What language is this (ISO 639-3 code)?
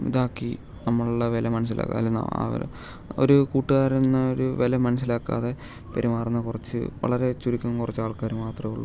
mal